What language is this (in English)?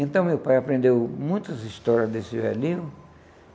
Portuguese